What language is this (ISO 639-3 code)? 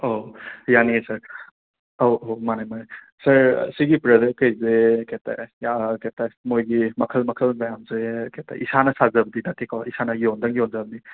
mni